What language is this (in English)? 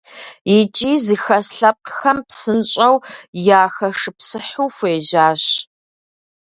Kabardian